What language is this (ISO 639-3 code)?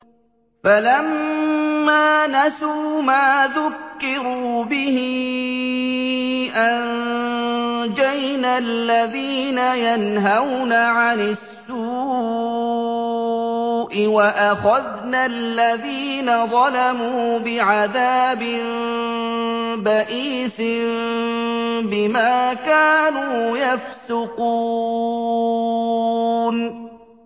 ara